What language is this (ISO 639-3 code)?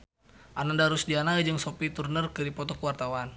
sun